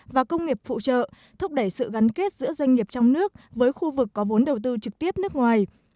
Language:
Vietnamese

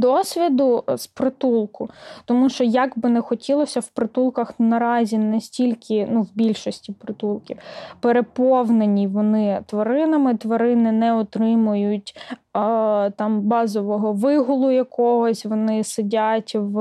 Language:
Ukrainian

